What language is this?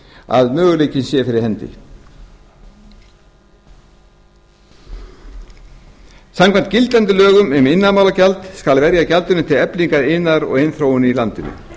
Icelandic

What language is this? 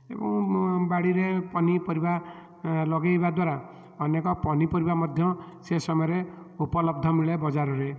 Odia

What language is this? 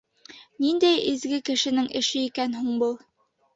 Bashkir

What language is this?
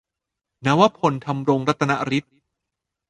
Thai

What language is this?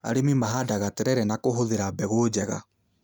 Kikuyu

